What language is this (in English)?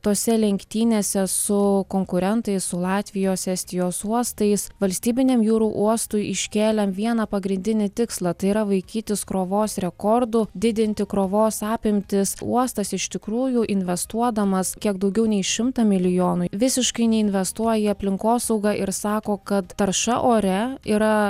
Lithuanian